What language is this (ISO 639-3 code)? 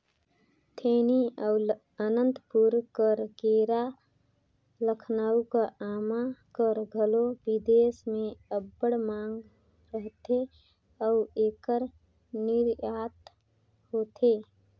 hne